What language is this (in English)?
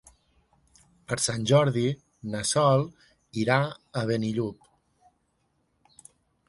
Catalan